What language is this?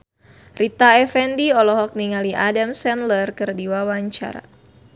Sundanese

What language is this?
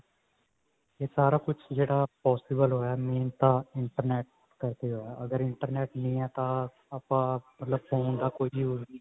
Punjabi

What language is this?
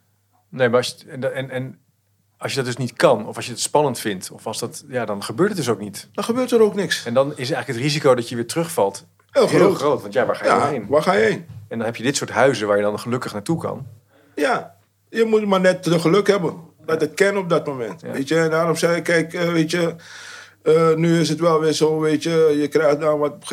Dutch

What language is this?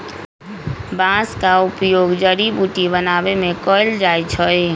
Magahi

